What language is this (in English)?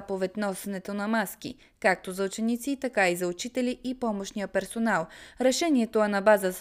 Bulgarian